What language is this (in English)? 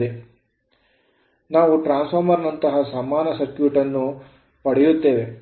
Kannada